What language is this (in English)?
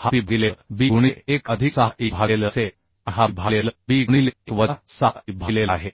Marathi